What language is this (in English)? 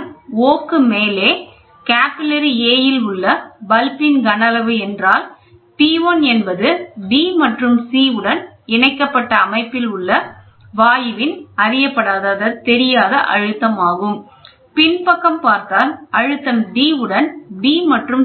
Tamil